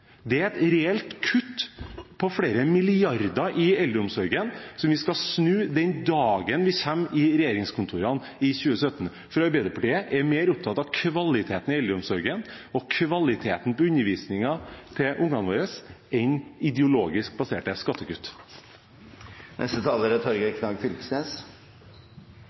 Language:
Norwegian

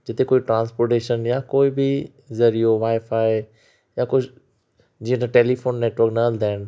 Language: Sindhi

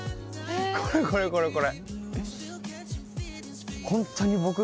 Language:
Japanese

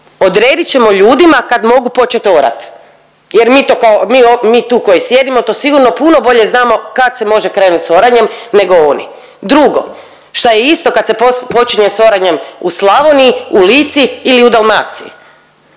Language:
Croatian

